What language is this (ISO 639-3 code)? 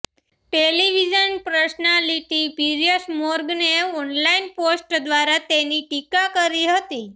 guj